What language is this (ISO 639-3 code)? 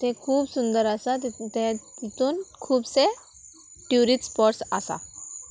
kok